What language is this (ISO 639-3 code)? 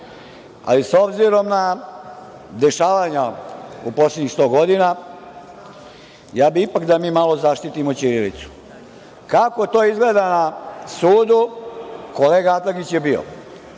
srp